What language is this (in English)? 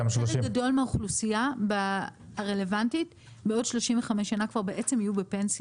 Hebrew